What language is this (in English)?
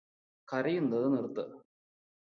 Malayalam